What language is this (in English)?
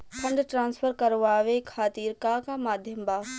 Bhojpuri